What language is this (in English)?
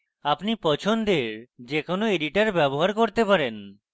Bangla